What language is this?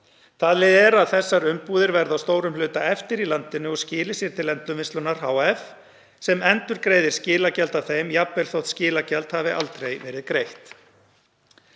Icelandic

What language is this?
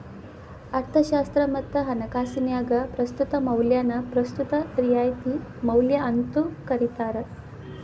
Kannada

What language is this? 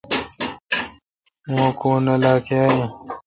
Kalkoti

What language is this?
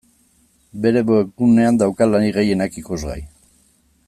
Basque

